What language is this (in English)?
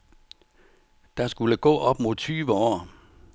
Danish